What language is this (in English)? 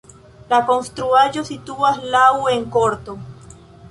Esperanto